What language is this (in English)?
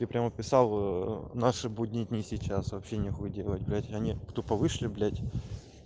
Russian